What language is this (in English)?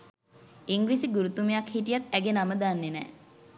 Sinhala